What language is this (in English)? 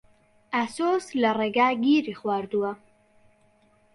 Central Kurdish